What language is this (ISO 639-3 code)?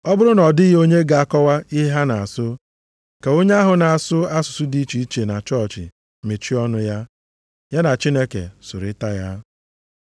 ibo